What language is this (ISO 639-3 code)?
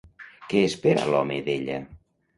cat